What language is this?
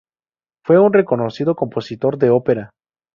Spanish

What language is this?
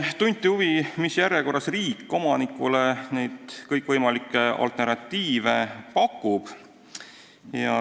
Estonian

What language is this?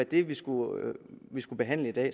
Danish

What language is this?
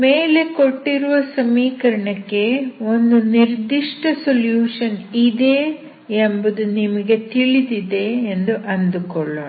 Kannada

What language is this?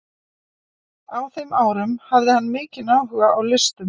Icelandic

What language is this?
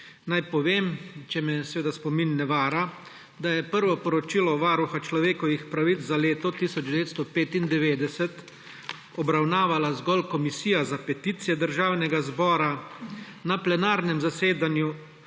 Slovenian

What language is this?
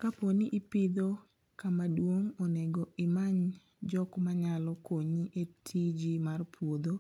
Luo (Kenya and Tanzania)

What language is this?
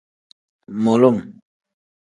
Tem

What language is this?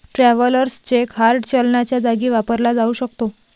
Marathi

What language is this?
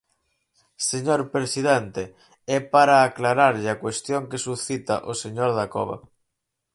Galician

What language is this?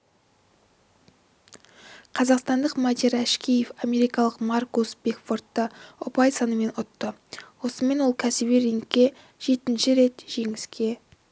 Kazakh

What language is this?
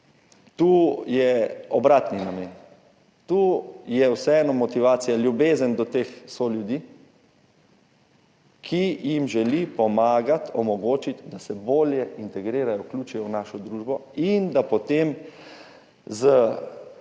Slovenian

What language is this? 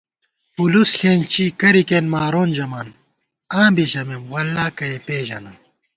Gawar-Bati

